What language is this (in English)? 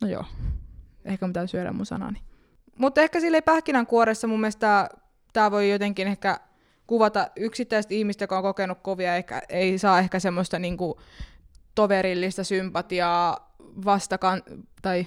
Finnish